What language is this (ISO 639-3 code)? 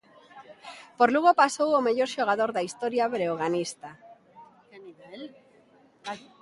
glg